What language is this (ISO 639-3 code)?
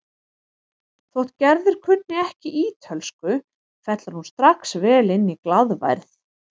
isl